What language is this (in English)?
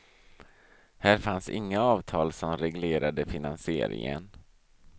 Swedish